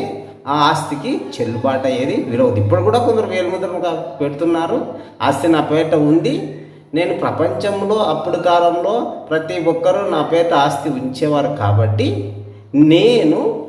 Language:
Telugu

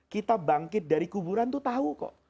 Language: Indonesian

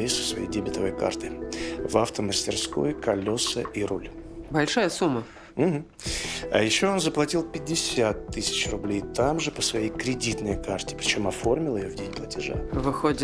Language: Russian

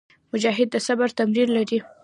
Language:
Pashto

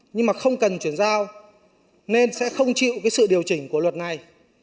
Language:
Vietnamese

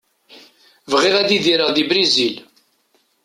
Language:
Kabyle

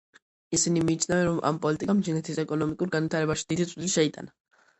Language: Georgian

